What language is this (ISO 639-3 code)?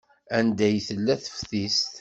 kab